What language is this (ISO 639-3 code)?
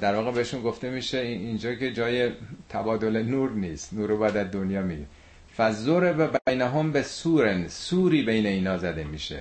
fas